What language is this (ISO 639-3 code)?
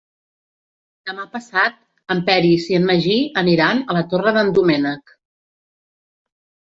cat